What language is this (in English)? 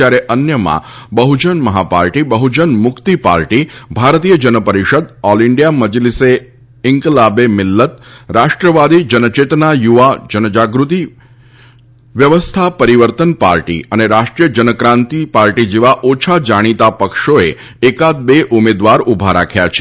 Gujarati